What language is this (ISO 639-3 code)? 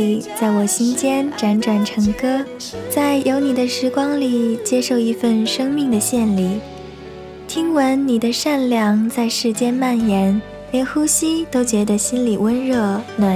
zho